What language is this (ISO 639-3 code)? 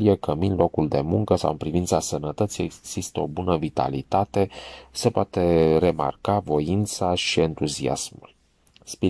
ron